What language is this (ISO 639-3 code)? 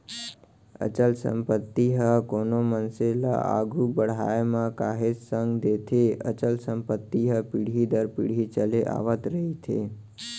hne